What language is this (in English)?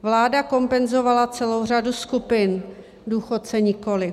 Czech